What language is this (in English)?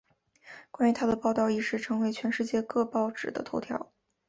Chinese